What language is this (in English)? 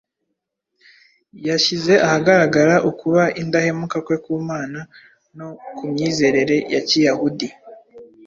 Kinyarwanda